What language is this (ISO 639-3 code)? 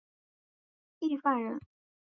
zho